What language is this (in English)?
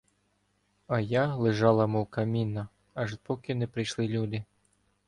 Ukrainian